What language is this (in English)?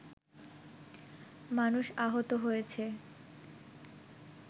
Bangla